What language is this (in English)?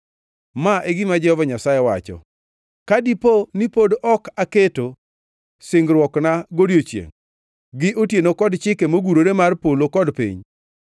Luo (Kenya and Tanzania)